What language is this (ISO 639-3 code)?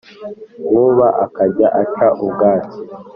kin